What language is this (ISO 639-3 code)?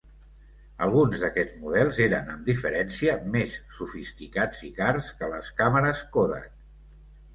cat